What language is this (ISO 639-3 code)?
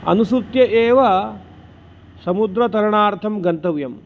san